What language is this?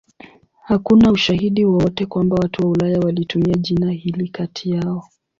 Swahili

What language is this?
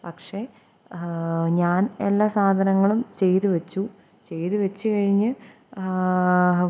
Malayalam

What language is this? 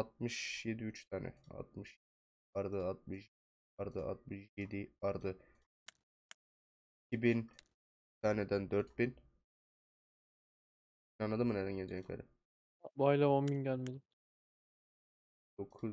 Turkish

